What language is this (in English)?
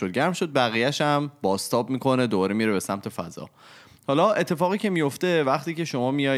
Persian